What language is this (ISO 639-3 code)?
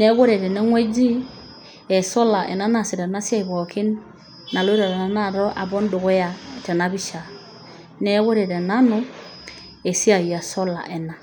mas